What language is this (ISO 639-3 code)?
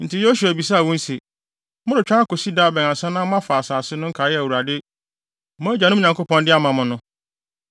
aka